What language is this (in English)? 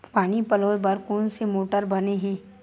Chhattisgarhi